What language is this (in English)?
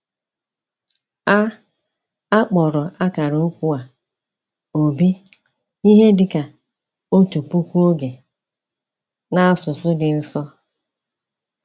Igbo